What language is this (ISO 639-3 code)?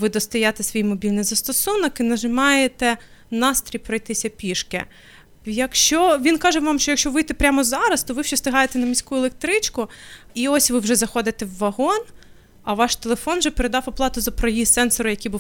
ukr